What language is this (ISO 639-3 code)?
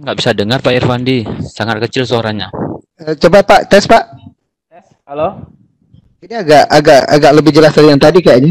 ind